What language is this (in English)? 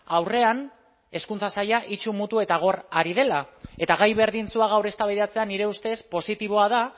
Basque